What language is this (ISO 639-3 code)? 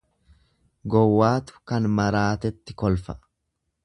orm